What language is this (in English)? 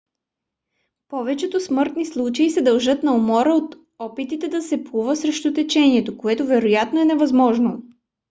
Bulgarian